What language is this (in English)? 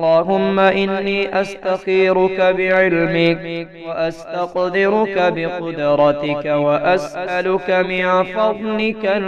Arabic